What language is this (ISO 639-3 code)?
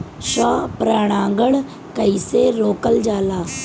bho